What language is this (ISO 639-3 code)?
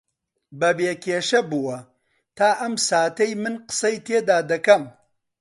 ckb